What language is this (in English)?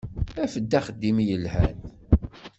Kabyle